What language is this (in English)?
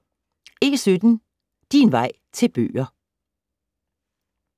Danish